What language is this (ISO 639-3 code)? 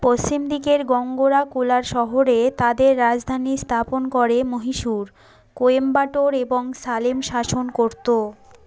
ben